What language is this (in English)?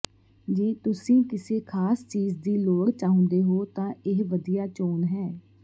Punjabi